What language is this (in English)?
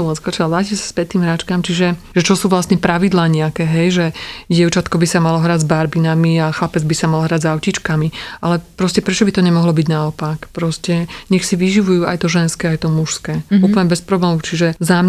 Slovak